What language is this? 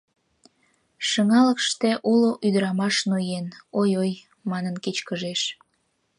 Mari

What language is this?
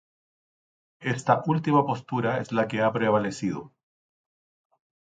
Spanish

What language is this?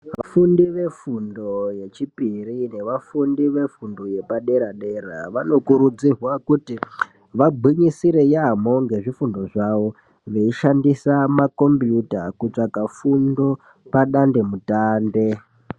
Ndau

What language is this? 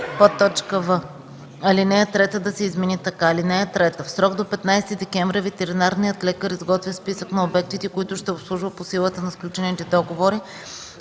Bulgarian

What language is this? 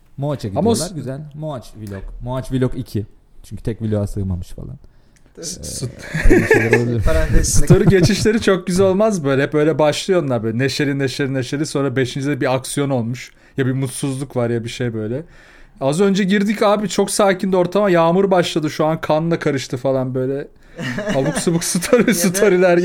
Turkish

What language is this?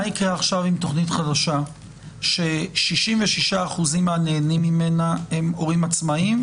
Hebrew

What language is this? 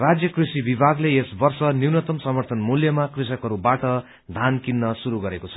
Nepali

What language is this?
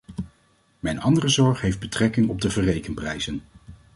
Dutch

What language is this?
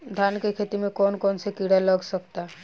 Bhojpuri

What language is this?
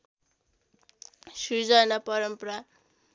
Nepali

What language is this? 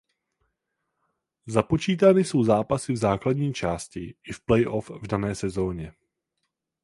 Czech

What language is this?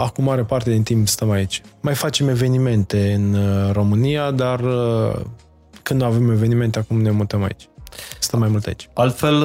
Romanian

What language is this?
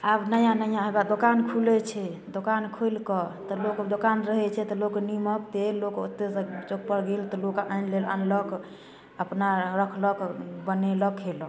Maithili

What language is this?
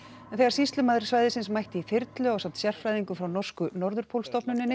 Icelandic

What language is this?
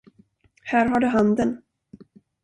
Swedish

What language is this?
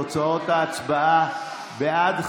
Hebrew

